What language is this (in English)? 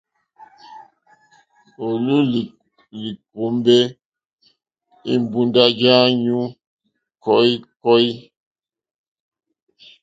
Mokpwe